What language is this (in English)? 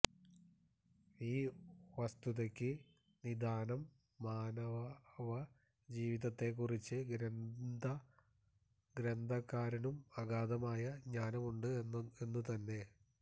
Malayalam